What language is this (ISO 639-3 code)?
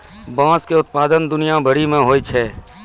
mai